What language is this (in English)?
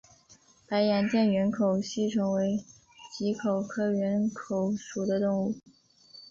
Chinese